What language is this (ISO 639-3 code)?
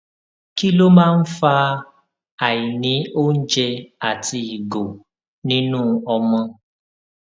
yor